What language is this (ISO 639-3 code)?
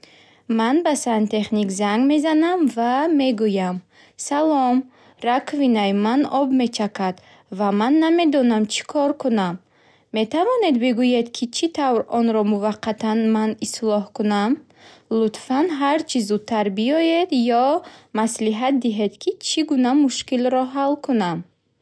bhh